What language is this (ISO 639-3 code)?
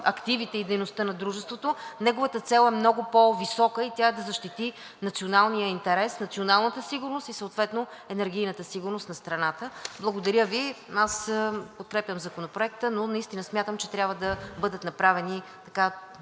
bul